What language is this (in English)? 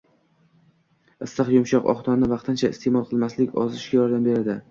Uzbek